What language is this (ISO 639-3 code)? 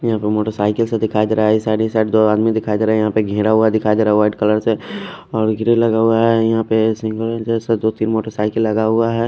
hin